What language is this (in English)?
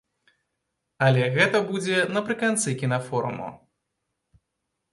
Belarusian